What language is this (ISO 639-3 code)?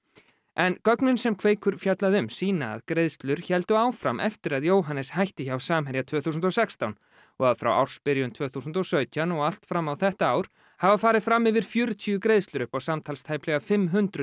isl